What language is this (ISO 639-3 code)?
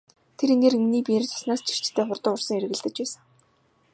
mon